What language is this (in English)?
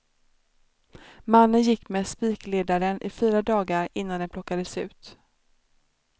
Swedish